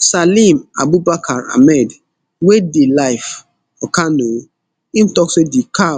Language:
Nigerian Pidgin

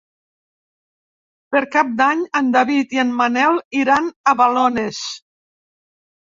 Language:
Catalan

